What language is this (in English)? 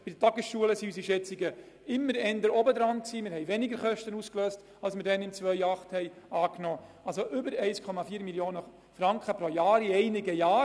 Swiss German